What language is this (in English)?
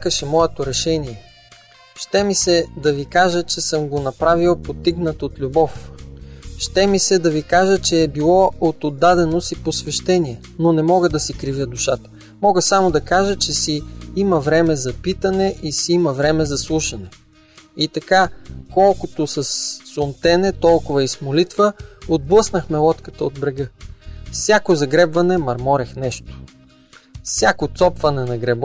Bulgarian